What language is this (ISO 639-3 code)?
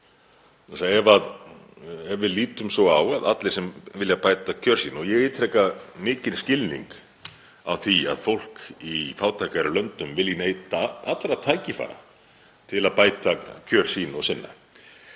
isl